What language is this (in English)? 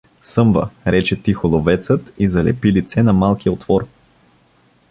Bulgarian